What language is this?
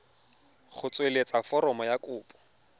Tswana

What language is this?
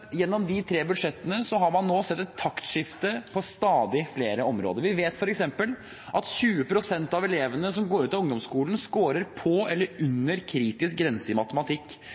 Norwegian Bokmål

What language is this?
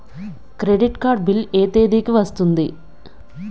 Telugu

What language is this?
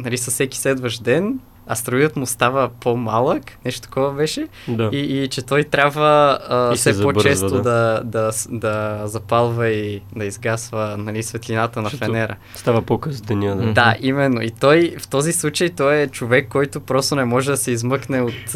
Bulgarian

